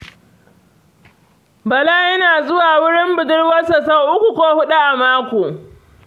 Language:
Hausa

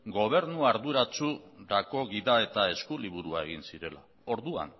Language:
Basque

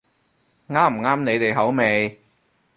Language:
Cantonese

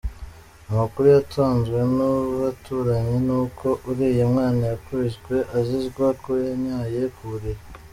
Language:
Kinyarwanda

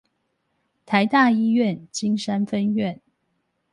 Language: Chinese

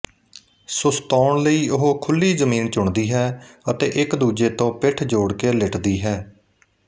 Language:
Punjabi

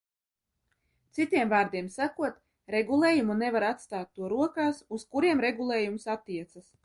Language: Latvian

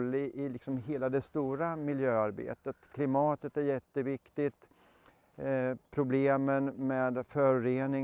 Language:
Swedish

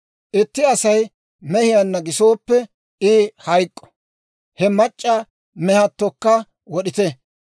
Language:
Dawro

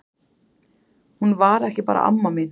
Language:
Icelandic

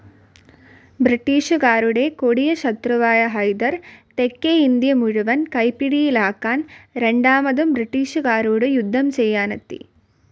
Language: Malayalam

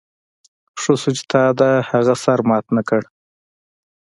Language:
Pashto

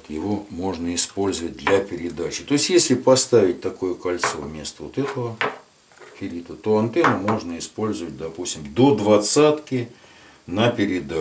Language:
Russian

